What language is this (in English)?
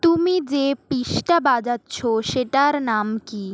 Bangla